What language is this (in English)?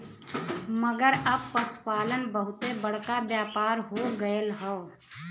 Bhojpuri